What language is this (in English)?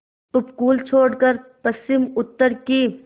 Hindi